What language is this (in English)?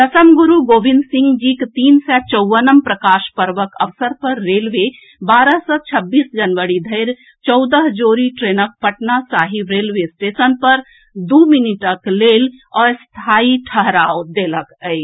Maithili